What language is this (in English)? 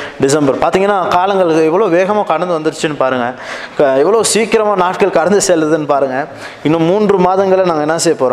Tamil